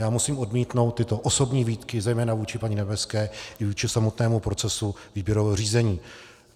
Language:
Czech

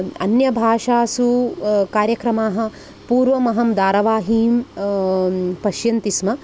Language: Sanskrit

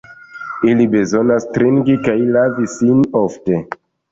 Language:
Esperanto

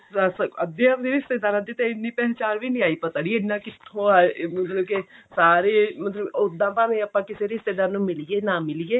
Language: Punjabi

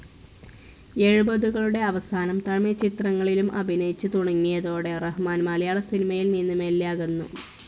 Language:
Malayalam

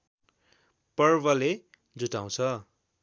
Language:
Nepali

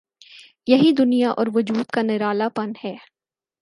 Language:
Urdu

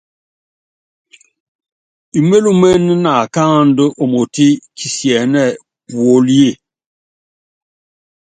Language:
Yangben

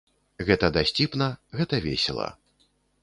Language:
Belarusian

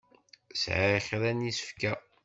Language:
Kabyle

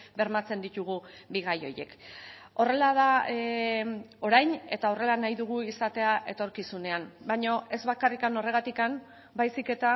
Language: Basque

